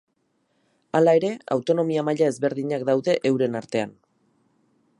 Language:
Basque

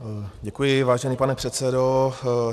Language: Czech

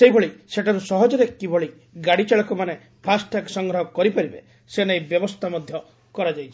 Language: Odia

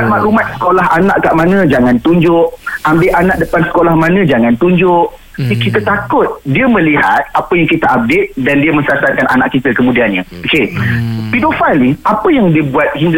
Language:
Malay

